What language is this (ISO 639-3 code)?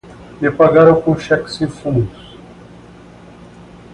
por